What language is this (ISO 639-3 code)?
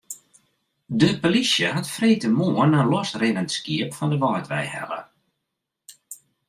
fry